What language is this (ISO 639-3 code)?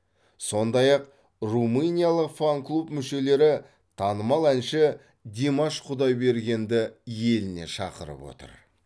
kaz